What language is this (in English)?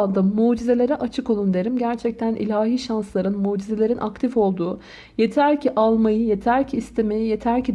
Turkish